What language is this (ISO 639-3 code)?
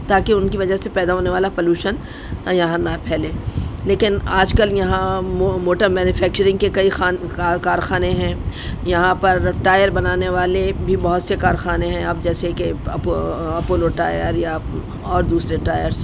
urd